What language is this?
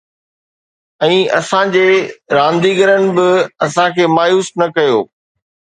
Sindhi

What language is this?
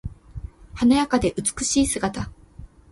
Japanese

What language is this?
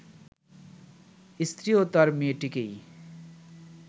Bangla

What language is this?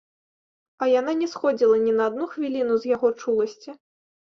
Belarusian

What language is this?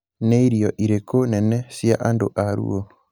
Kikuyu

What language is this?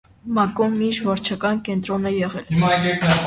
Armenian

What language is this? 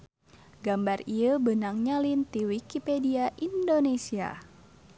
Sundanese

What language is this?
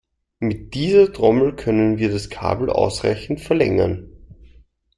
German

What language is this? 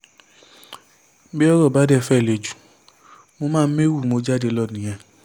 Yoruba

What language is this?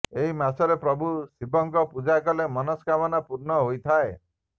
Odia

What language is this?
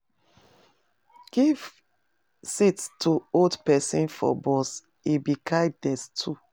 Nigerian Pidgin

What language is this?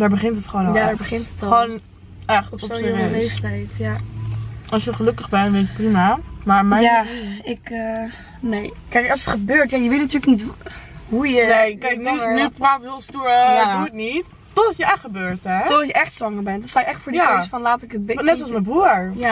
Dutch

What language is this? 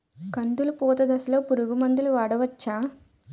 Telugu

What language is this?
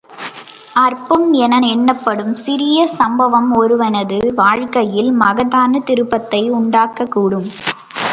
Tamil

